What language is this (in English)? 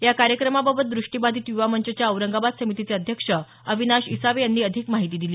Marathi